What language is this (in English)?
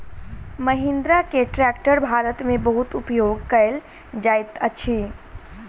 Maithili